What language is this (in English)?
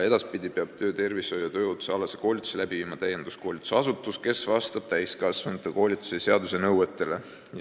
Estonian